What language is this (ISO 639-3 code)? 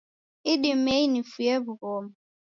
dav